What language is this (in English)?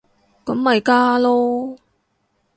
Cantonese